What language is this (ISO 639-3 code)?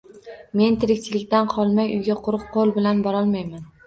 uzb